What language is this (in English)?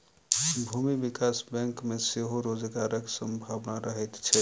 Maithili